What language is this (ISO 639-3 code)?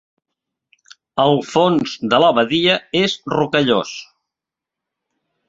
cat